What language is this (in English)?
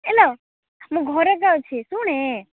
Odia